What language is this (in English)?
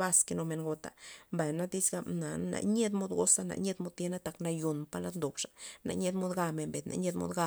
Loxicha Zapotec